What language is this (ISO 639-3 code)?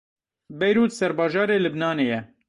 kur